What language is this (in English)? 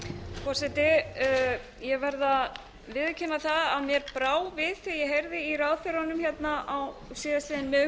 Icelandic